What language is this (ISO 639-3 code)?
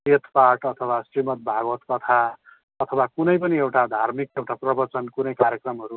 nep